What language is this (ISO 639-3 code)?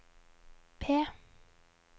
nor